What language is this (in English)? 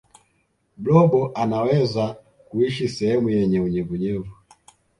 Swahili